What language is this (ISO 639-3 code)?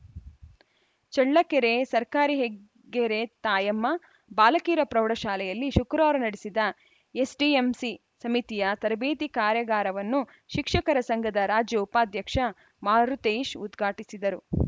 kan